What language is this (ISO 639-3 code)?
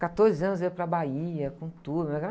por